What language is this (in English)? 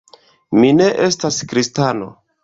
Esperanto